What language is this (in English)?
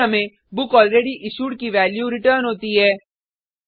Hindi